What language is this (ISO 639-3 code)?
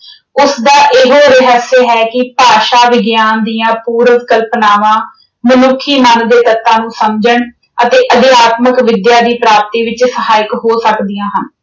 pan